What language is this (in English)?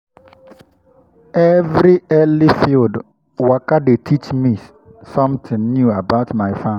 Nigerian Pidgin